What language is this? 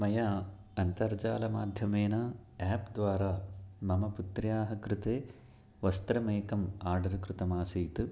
Sanskrit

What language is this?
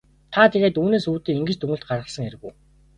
Mongolian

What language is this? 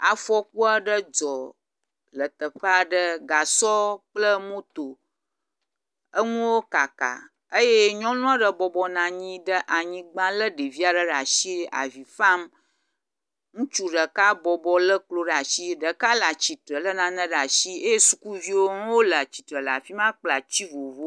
Ewe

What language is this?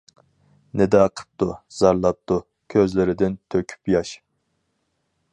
Uyghur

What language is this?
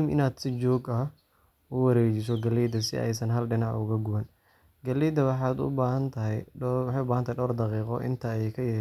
Somali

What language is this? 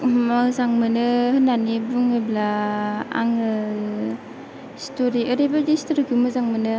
Bodo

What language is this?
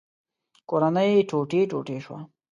Pashto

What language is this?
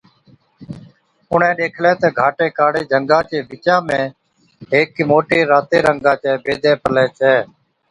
Od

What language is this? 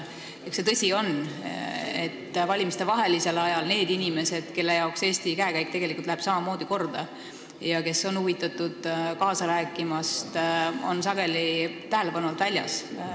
Estonian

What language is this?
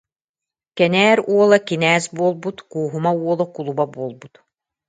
Yakut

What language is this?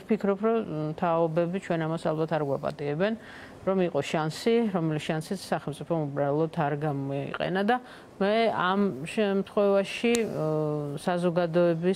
Romanian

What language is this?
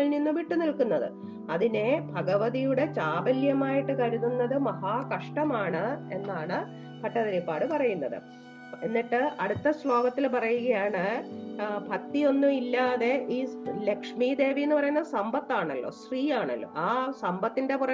Malayalam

